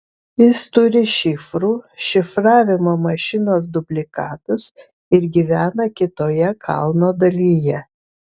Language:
Lithuanian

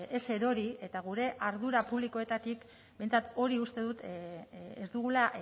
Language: Basque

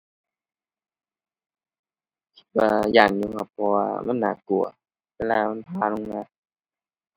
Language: Thai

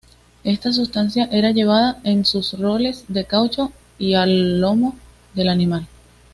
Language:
Spanish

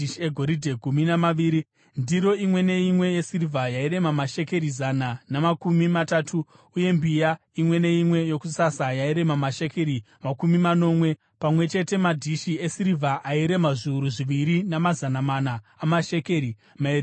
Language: Shona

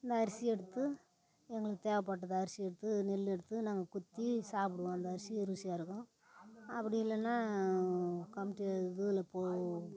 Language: Tamil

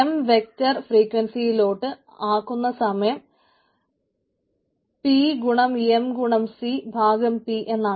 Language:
Malayalam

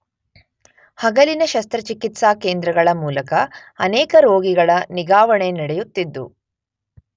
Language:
Kannada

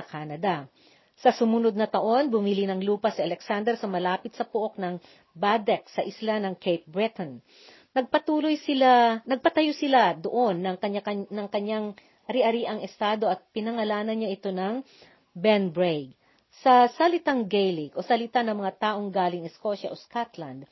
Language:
Filipino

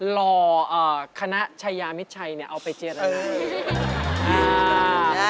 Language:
Thai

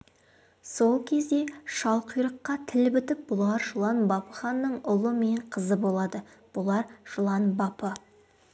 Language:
Kazakh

